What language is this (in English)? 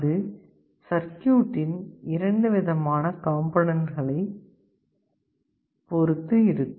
Tamil